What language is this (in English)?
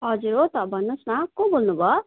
Nepali